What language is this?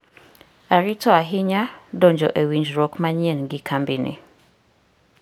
Luo (Kenya and Tanzania)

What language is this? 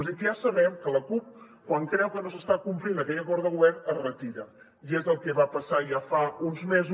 Catalan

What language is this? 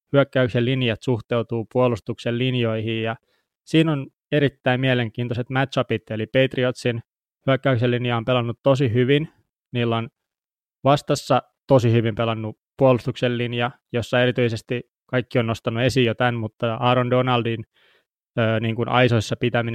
Finnish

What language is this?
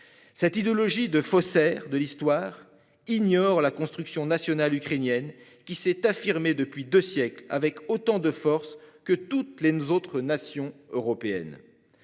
French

